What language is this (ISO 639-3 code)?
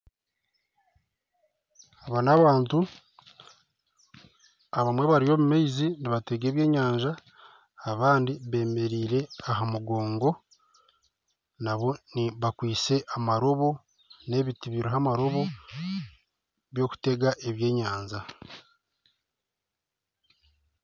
nyn